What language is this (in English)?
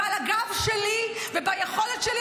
Hebrew